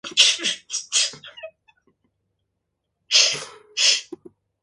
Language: Korean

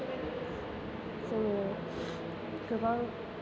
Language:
Bodo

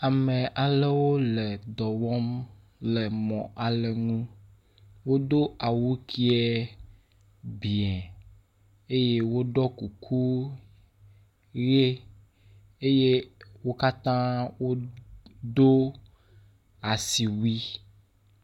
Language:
Ewe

